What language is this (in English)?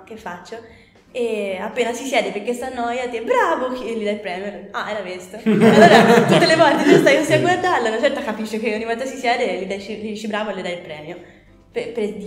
Italian